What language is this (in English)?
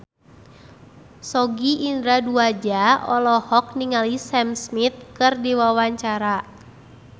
Sundanese